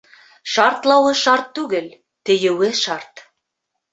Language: Bashkir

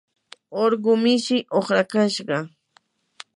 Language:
Yanahuanca Pasco Quechua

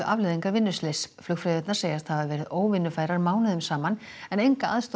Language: Icelandic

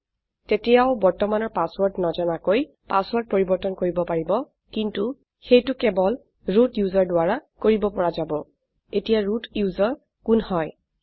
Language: Assamese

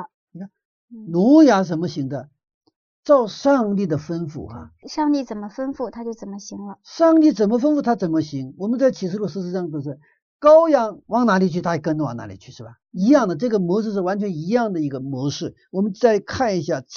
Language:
Chinese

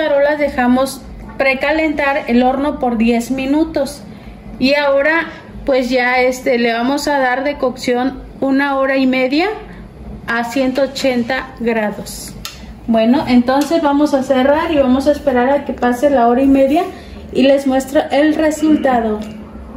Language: Spanish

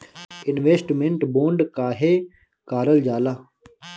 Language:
Bhojpuri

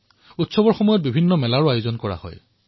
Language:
Assamese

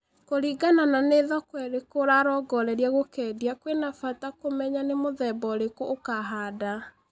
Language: Kikuyu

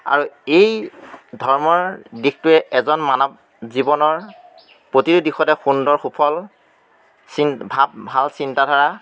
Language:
Assamese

